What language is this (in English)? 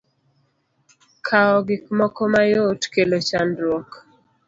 Luo (Kenya and Tanzania)